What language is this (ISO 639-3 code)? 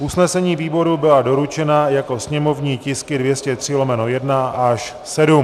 ces